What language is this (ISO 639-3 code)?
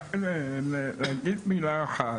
heb